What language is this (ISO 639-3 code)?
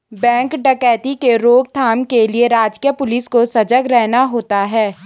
hin